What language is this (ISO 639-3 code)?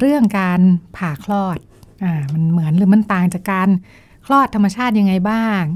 tha